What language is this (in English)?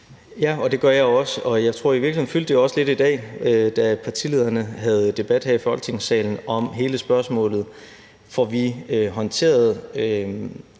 Danish